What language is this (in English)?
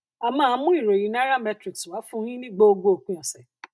Yoruba